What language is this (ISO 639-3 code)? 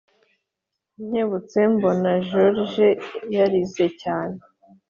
kin